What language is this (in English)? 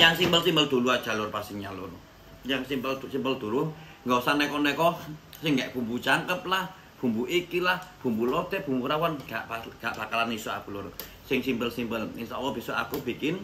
Indonesian